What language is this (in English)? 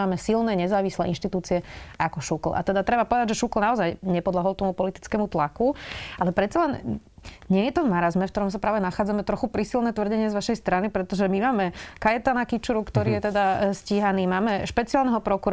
Slovak